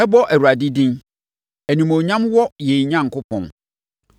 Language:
Akan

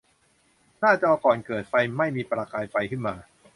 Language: Thai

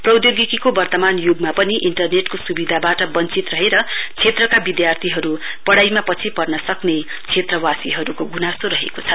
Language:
Nepali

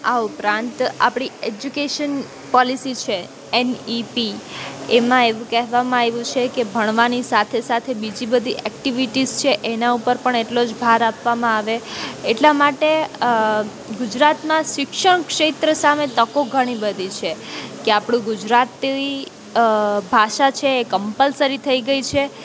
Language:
Gujarati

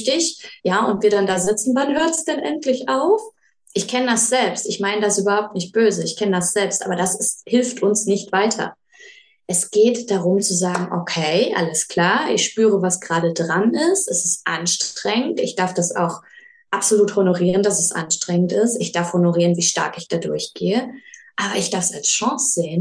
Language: German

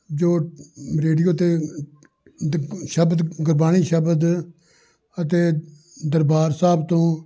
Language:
Punjabi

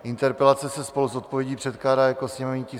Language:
Czech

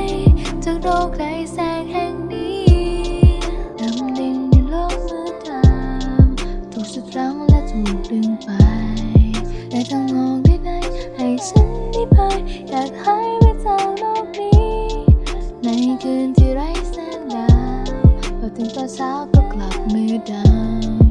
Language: Thai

